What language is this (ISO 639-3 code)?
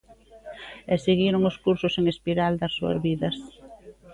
glg